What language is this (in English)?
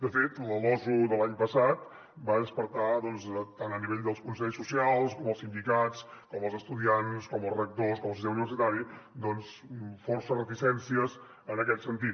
Catalan